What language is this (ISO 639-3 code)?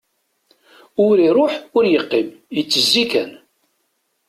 kab